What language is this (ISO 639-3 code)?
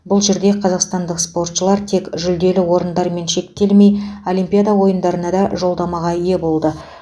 kaz